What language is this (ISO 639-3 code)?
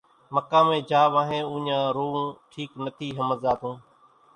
gjk